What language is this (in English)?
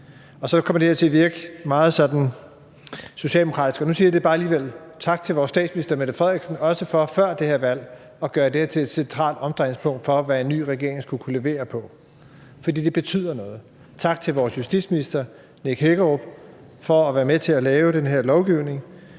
Danish